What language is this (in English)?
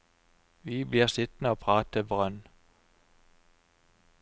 Norwegian